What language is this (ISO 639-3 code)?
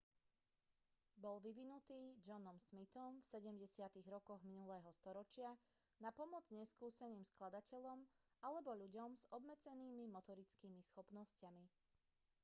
slk